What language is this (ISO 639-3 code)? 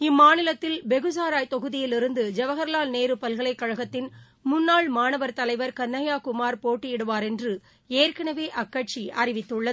tam